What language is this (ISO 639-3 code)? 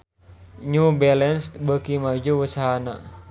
sun